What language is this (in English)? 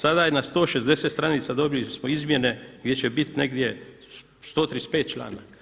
Croatian